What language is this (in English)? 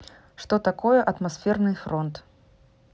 Russian